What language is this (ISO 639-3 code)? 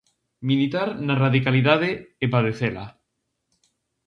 glg